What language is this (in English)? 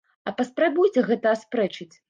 Belarusian